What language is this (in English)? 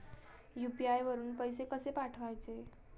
Marathi